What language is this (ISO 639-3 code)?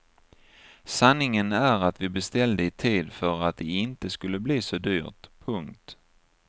swe